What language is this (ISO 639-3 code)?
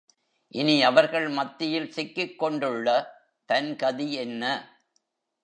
tam